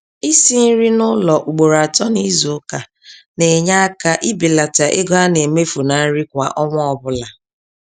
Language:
Igbo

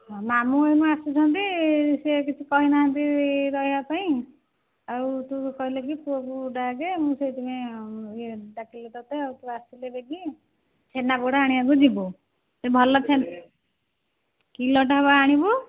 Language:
Odia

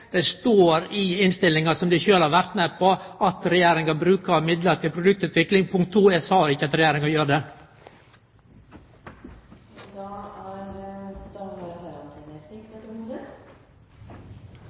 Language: Norwegian Nynorsk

